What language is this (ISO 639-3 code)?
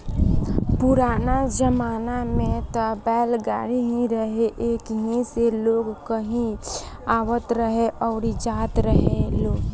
bho